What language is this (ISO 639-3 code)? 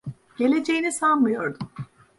tur